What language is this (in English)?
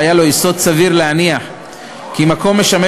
Hebrew